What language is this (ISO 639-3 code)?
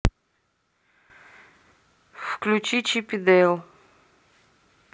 rus